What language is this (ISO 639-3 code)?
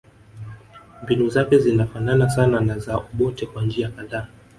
swa